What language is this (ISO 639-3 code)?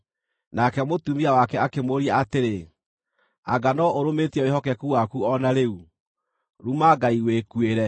kik